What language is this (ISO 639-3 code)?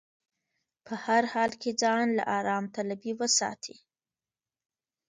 pus